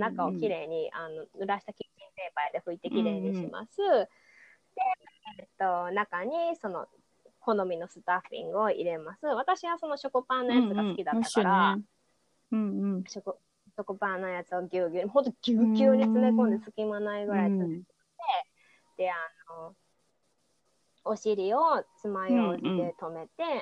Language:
Japanese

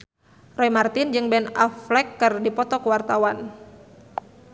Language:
Sundanese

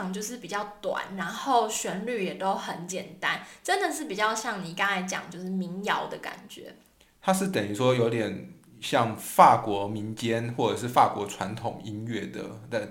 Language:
Chinese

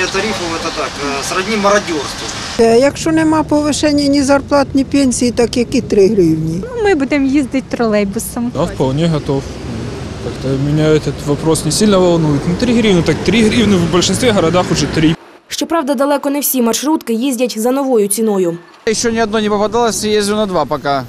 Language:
Ukrainian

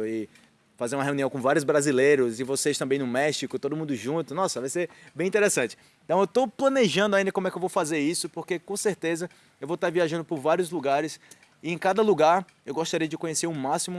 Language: Portuguese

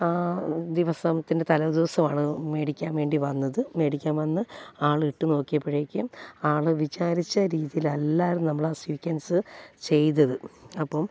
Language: Malayalam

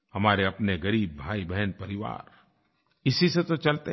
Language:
Hindi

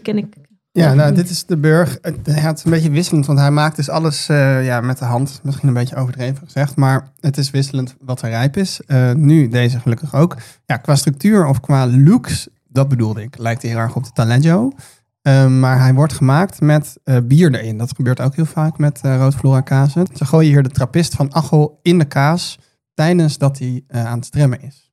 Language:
Dutch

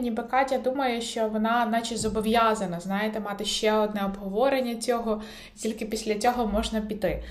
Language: Ukrainian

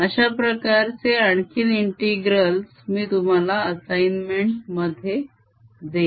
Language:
Marathi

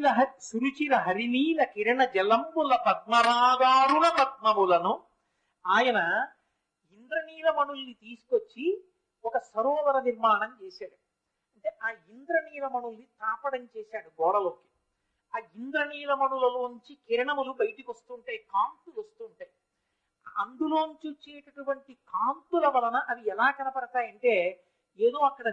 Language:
Telugu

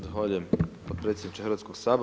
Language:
Croatian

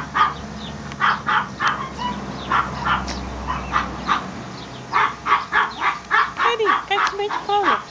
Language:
Dutch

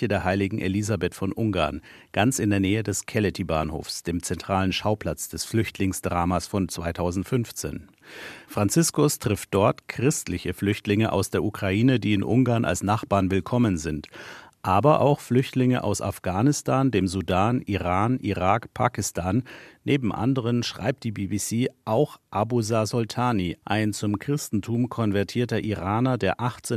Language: German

